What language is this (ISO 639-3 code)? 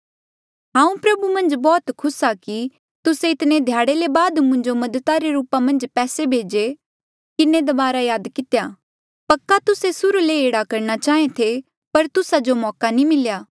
mjl